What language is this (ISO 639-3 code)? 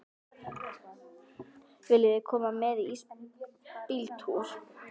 isl